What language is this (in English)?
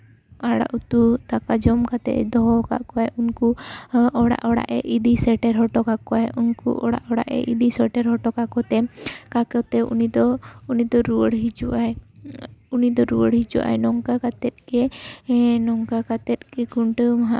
Santali